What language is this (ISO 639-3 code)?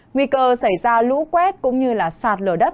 vie